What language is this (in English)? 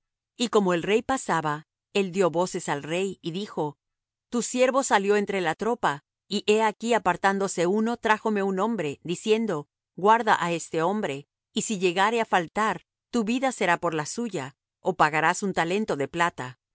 Spanish